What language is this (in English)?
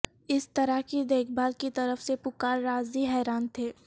Urdu